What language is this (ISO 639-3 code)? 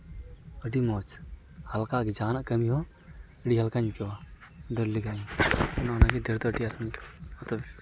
sat